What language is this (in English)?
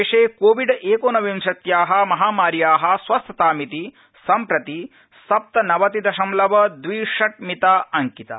Sanskrit